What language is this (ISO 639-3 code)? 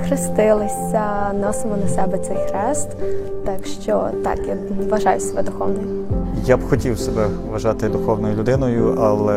ukr